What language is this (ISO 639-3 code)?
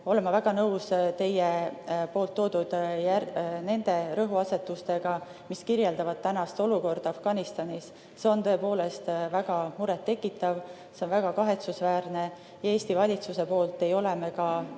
est